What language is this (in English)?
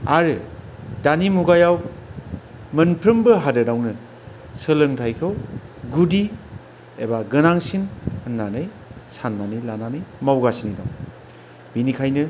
Bodo